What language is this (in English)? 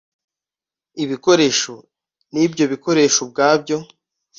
Kinyarwanda